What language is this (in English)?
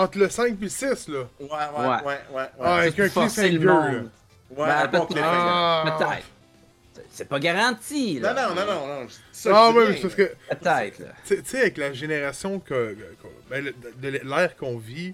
French